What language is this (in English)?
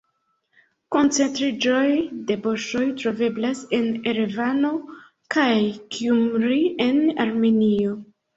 Esperanto